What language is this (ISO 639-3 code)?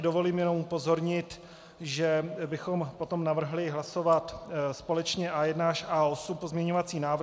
ces